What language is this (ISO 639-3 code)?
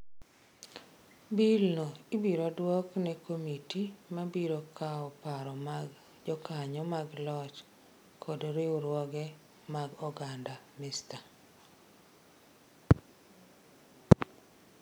luo